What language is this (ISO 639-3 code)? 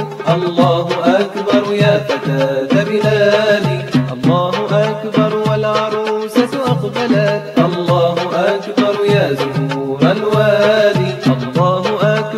ara